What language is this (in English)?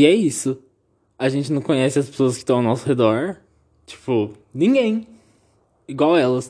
Portuguese